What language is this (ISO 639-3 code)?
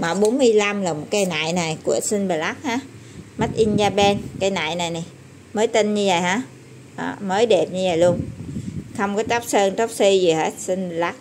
vie